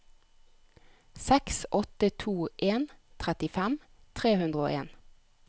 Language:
Norwegian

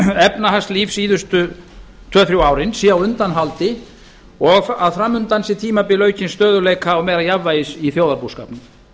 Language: Icelandic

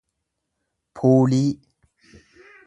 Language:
Oromo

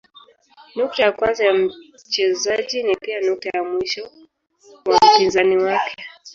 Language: Swahili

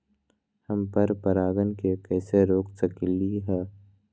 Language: Magahi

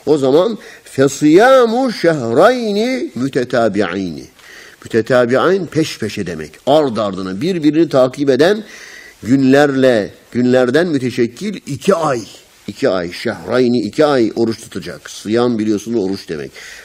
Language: Turkish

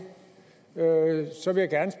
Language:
Danish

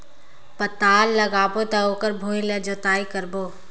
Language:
Chhattisgarhi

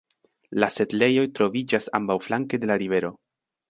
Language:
Esperanto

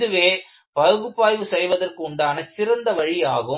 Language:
Tamil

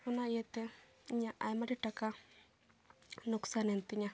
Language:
Santali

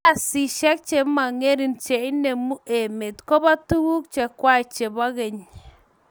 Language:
Kalenjin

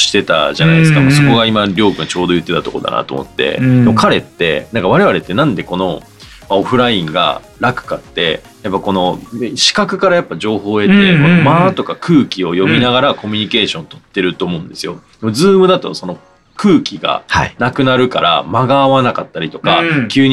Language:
Japanese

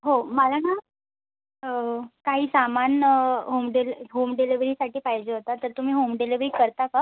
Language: Marathi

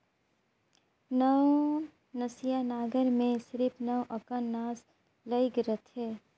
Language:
Chhattisgarhi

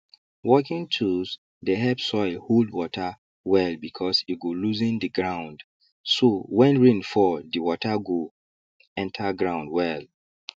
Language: Nigerian Pidgin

